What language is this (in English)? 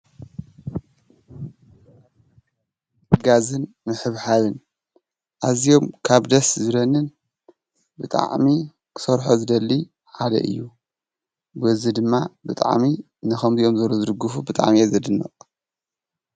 Tigrinya